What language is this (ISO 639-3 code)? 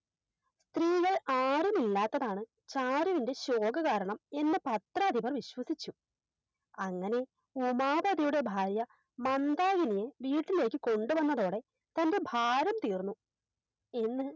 mal